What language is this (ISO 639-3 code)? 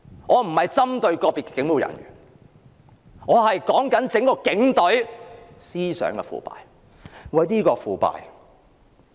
yue